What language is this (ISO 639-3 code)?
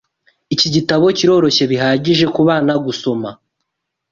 kin